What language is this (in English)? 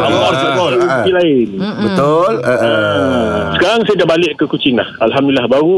Malay